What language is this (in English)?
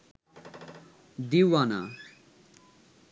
Bangla